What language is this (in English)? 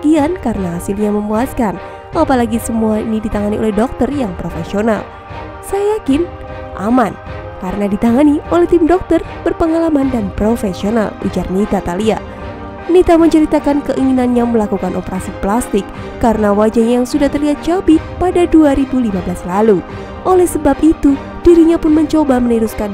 Indonesian